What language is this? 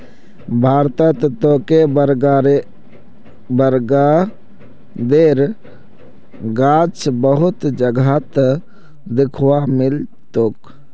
Magahi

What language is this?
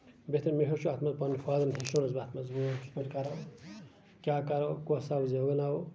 Kashmiri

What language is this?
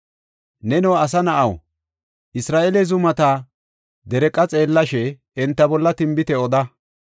Gofa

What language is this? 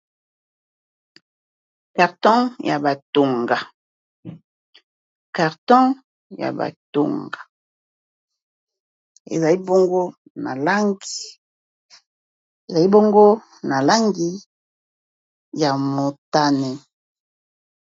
Lingala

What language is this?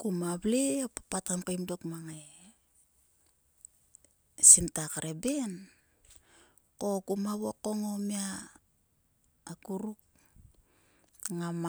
Sulka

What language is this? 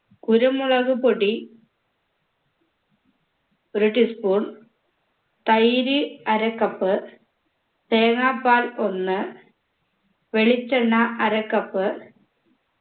Malayalam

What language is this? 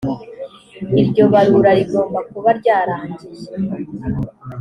Kinyarwanda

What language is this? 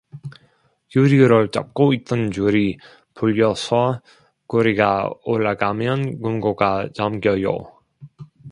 Korean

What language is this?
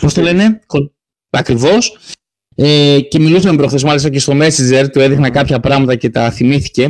Greek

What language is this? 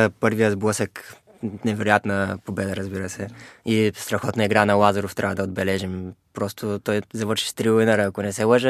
Bulgarian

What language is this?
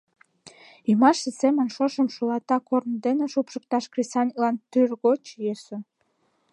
Mari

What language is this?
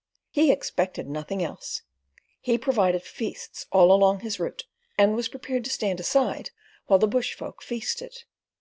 English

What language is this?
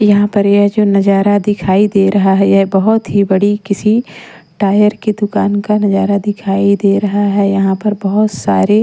Hindi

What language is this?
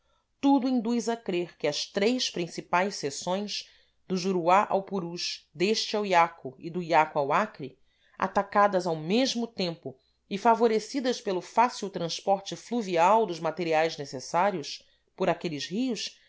Portuguese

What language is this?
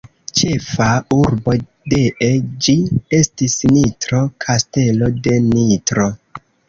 Esperanto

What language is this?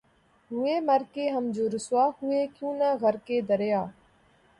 Urdu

